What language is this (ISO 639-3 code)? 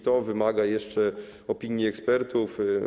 pol